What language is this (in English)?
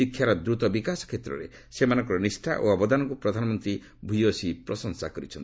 Odia